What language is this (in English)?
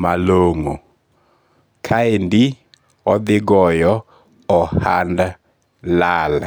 Luo (Kenya and Tanzania)